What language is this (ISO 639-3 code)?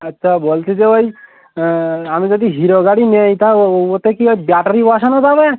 ben